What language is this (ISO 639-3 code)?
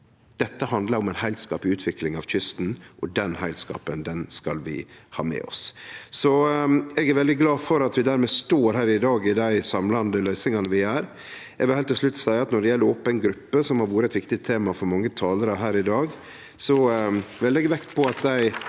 nor